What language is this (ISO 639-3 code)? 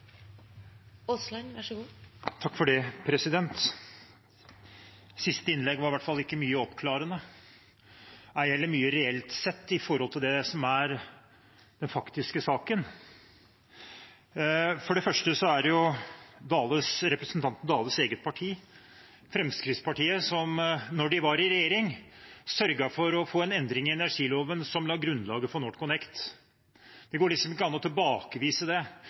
nor